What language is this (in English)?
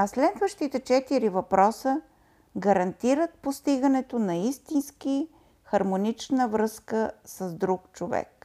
Bulgarian